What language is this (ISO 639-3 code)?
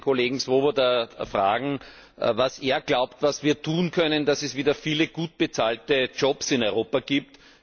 deu